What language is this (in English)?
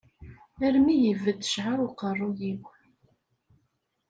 Kabyle